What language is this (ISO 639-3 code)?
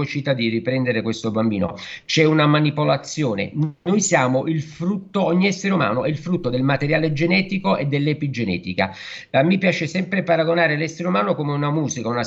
ita